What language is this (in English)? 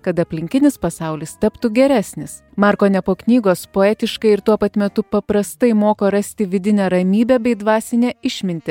Lithuanian